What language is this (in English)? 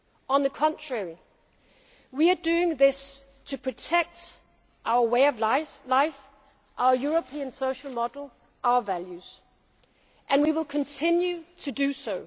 English